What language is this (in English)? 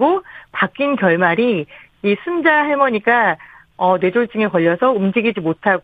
Korean